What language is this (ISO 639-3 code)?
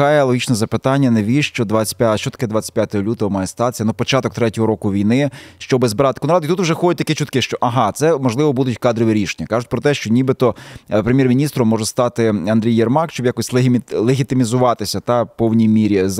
ukr